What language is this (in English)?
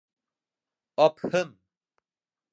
Bashkir